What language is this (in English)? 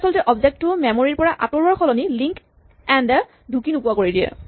Assamese